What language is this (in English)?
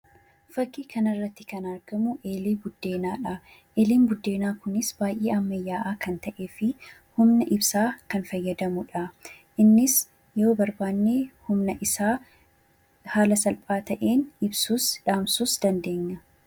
Oromo